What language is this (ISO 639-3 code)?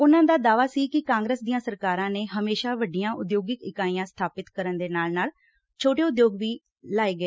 pan